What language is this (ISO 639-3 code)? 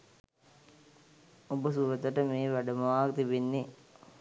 sin